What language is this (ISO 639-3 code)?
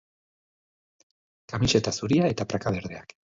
eus